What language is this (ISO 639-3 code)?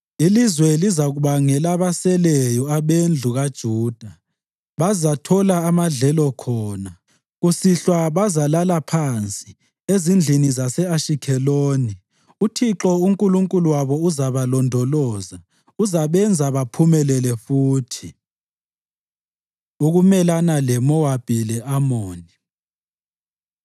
nde